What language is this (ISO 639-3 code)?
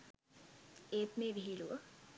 sin